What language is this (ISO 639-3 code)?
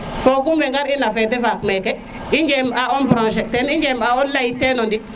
srr